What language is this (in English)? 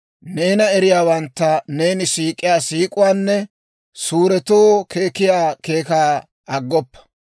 Dawro